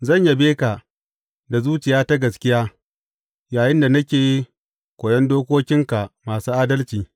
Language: Hausa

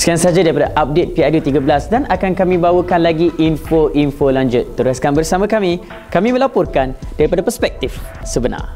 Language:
Malay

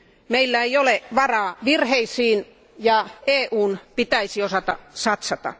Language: Finnish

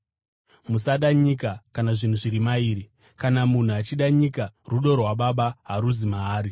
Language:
Shona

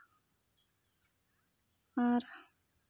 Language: Santali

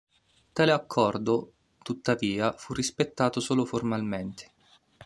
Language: Italian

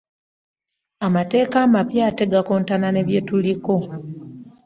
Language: Ganda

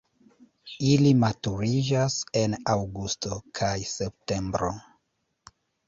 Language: Esperanto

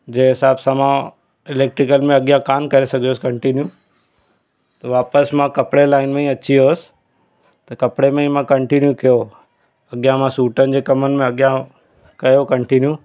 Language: Sindhi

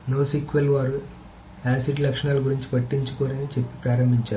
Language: Telugu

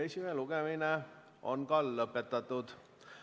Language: Estonian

